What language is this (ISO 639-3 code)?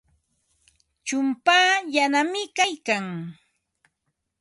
qva